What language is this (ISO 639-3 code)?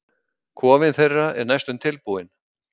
isl